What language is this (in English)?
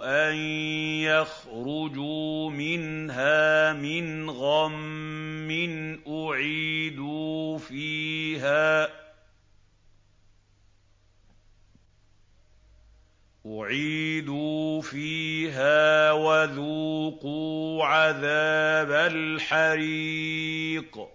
Arabic